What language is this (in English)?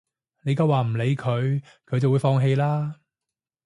Cantonese